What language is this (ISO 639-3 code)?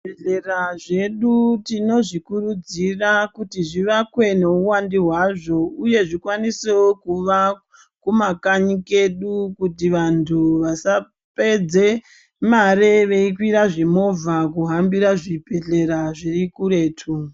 ndc